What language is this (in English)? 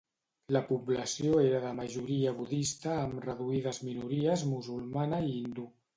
Catalan